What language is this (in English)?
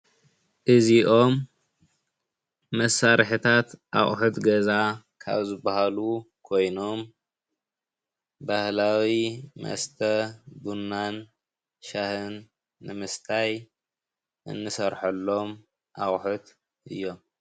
Tigrinya